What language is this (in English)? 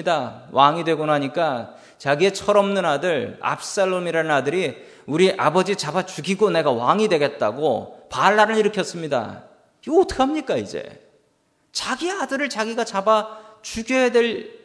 Korean